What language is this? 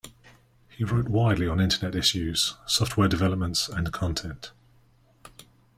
English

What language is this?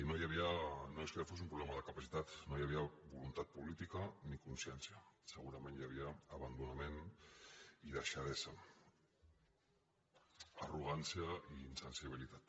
Catalan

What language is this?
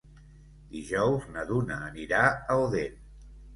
Catalan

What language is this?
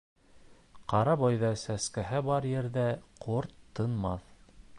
Bashkir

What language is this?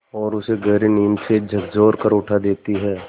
Hindi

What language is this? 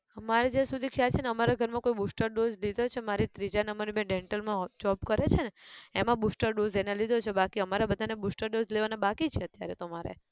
Gujarati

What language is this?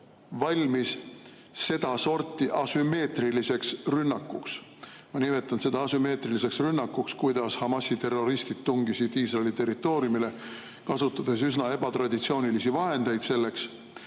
Estonian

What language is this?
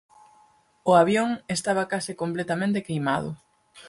Galician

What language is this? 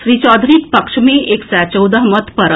Maithili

